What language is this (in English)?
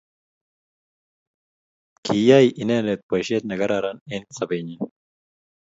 Kalenjin